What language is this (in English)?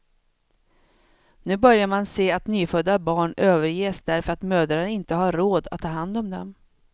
Swedish